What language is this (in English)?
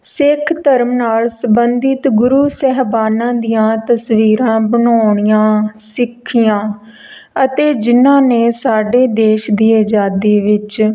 Punjabi